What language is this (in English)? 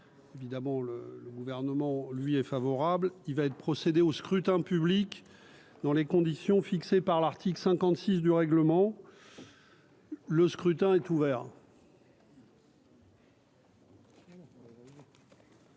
French